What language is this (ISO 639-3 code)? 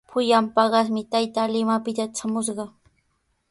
qws